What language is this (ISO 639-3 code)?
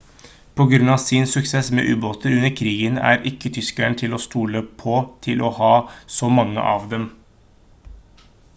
nob